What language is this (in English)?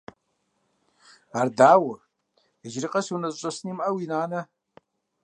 Kabardian